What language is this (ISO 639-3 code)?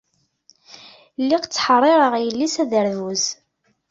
kab